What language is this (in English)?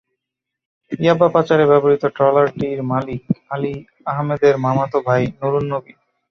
Bangla